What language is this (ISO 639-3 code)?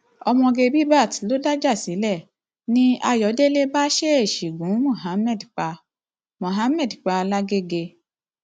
yor